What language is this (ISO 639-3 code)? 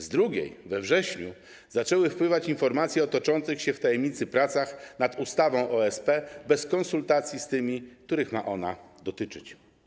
pol